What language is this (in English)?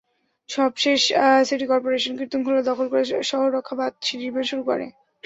Bangla